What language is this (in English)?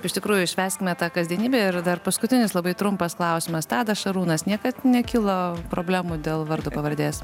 Lithuanian